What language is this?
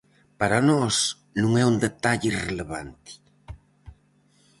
Galician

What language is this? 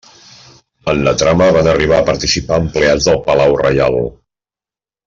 Catalan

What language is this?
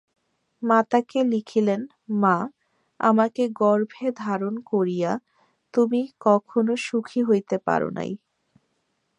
Bangla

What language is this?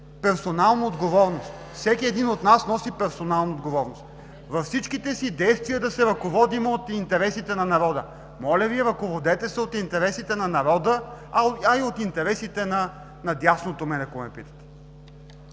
Bulgarian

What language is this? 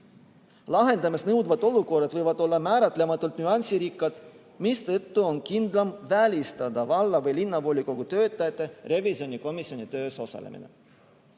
Estonian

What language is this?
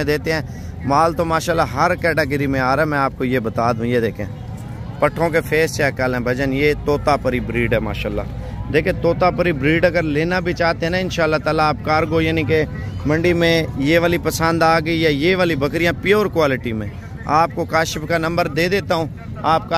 Hindi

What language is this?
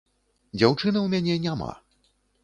Belarusian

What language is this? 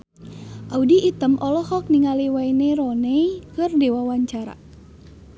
Sundanese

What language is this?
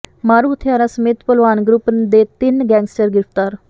Punjabi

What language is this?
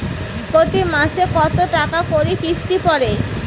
Bangla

